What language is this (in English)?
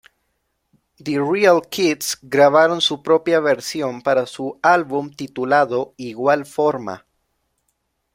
Spanish